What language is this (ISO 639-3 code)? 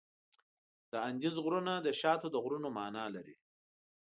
pus